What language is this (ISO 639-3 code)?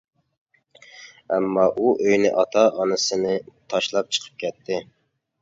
uig